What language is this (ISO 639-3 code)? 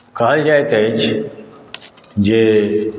mai